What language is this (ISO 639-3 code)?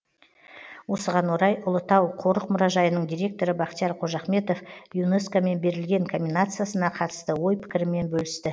kaz